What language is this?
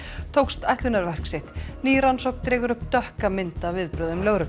Icelandic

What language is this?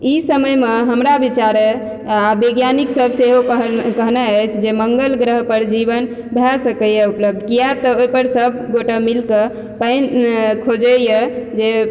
Maithili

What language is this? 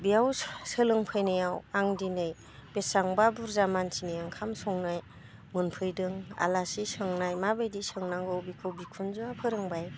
Bodo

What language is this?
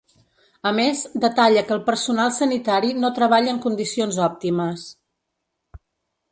Catalan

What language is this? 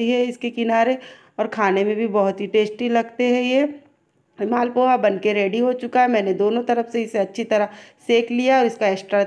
Hindi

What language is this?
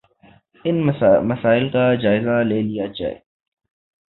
Urdu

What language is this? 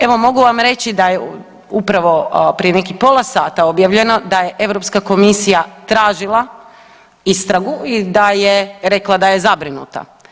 Croatian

